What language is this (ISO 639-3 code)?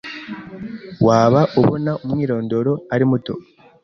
kin